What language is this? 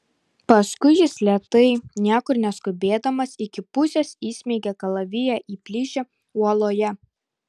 Lithuanian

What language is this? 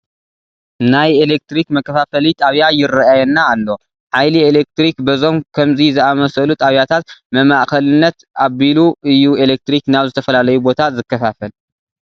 Tigrinya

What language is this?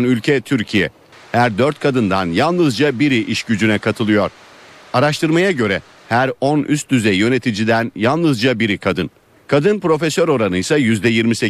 Turkish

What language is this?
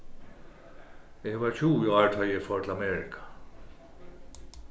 Faroese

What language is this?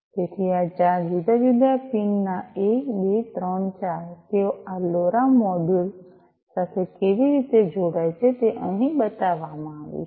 Gujarati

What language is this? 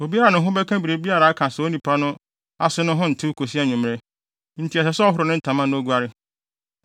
Akan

